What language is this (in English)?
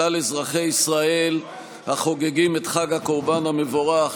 Hebrew